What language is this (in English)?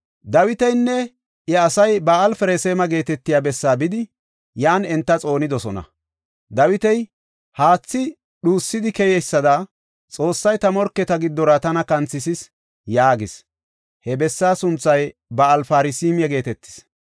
Gofa